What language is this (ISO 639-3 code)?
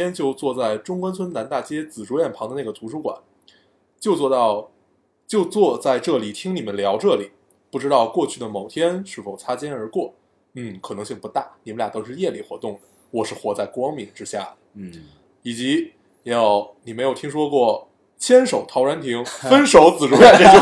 zho